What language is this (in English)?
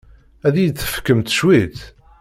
Kabyle